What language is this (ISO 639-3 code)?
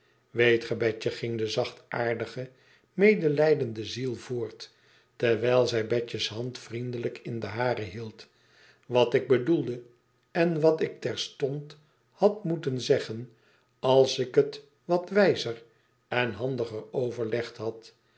nld